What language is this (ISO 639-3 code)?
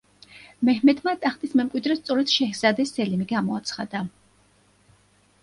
kat